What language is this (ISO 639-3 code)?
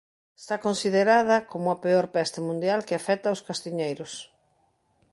glg